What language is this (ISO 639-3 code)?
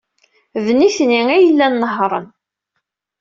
kab